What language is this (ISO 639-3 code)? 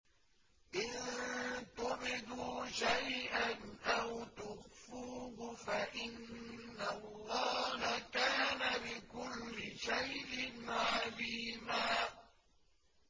ara